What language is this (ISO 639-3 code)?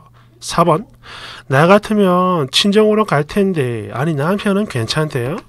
kor